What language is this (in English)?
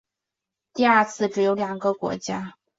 Chinese